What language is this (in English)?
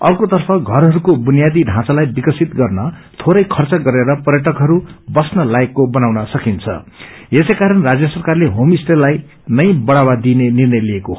Nepali